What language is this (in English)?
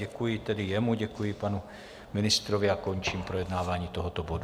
Czech